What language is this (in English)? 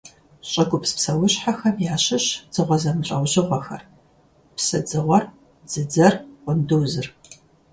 Kabardian